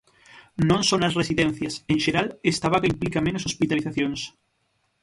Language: Galician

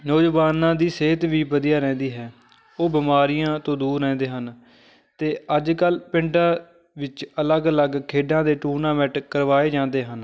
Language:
Punjabi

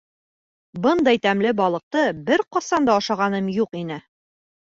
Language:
Bashkir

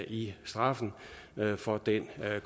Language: Danish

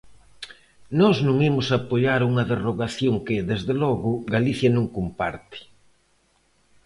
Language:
Galician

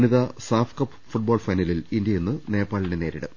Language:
Malayalam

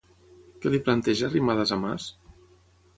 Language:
Catalan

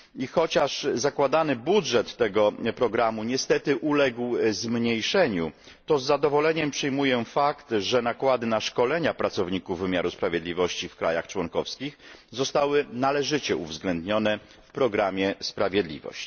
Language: Polish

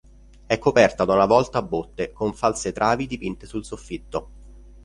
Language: Italian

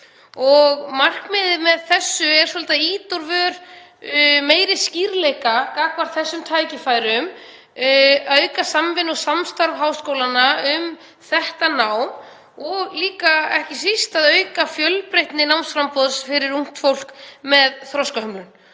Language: Icelandic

